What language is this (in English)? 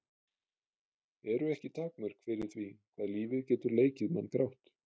Icelandic